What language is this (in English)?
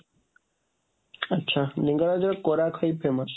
Odia